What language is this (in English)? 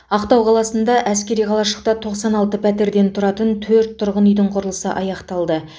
Kazakh